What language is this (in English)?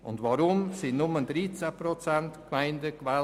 Swiss German